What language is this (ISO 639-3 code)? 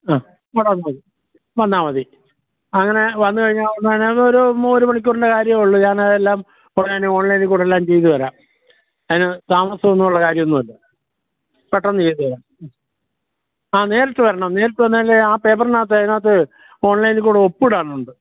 mal